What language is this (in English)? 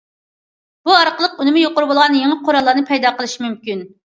Uyghur